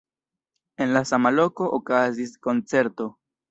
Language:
Esperanto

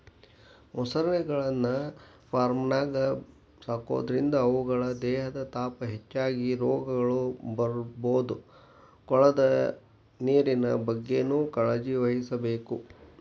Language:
Kannada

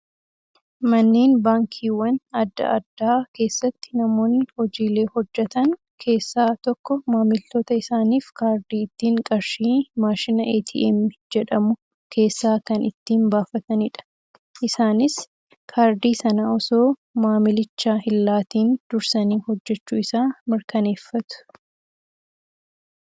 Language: Oromo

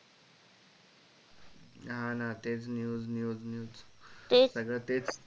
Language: Marathi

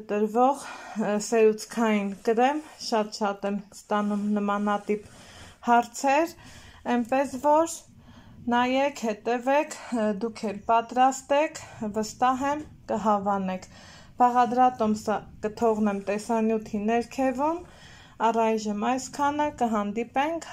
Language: Polish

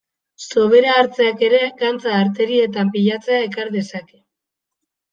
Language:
Basque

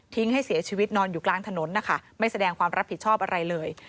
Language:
Thai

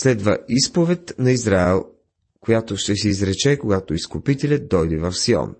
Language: Bulgarian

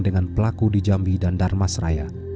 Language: Indonesian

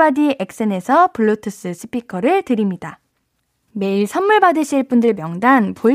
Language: Korean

